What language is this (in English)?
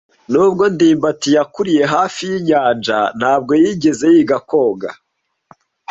Kinyarwanda